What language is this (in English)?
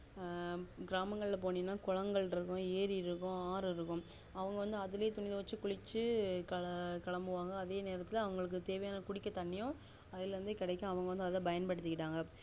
Tamil